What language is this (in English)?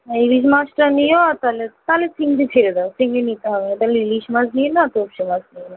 Bangla